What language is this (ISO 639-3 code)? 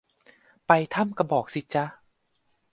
tha